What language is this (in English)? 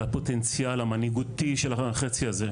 Hebrew